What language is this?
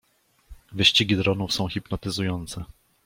Polish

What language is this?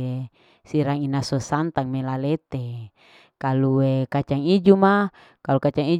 Larike-Wakasihu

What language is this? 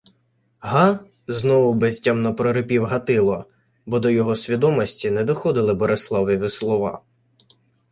Ukrainian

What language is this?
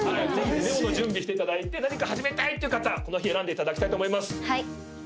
Japanese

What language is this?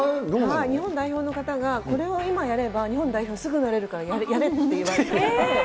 Japanese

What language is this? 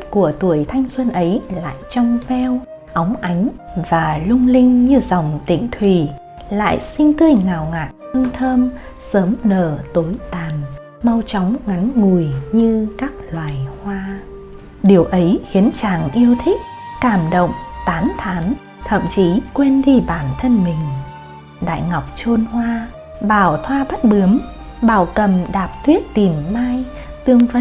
Vietnamese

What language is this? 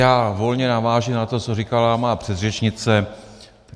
Czech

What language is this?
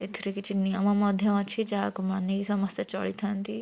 Odia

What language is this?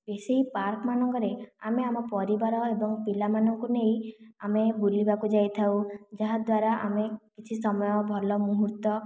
Odia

